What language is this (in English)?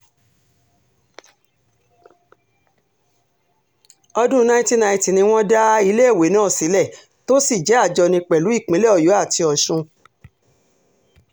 Yoruba